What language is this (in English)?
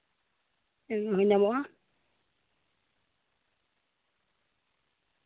Santali